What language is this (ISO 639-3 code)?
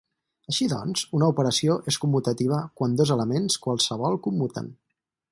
cat